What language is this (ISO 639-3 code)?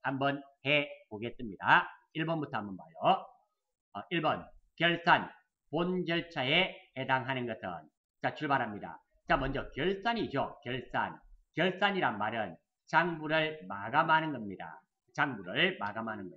kor